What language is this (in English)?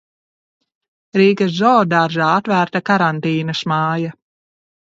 Latvian